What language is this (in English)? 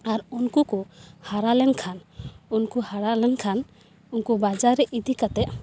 Santali